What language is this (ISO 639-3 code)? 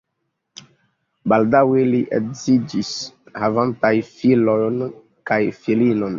epo